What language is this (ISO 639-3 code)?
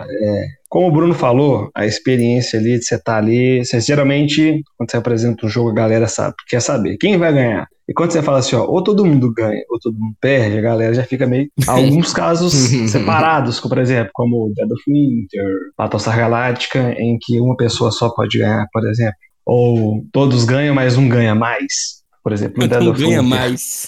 por